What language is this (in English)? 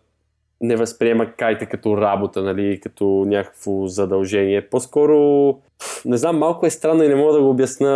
Bulgarian